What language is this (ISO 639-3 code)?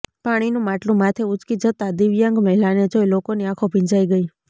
guj